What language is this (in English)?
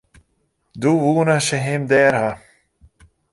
Western Frisian